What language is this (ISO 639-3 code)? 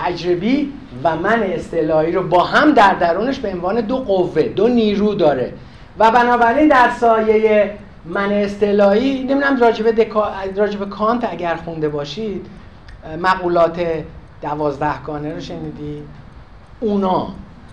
fas